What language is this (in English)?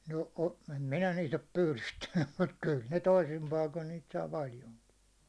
Finnish